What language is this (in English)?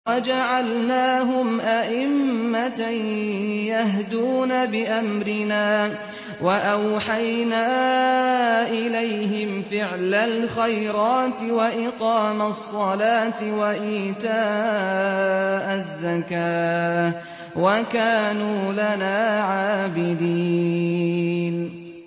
Arabic